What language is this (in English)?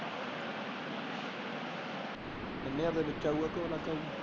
Punjabi